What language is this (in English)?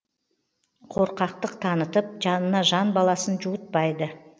Kazakh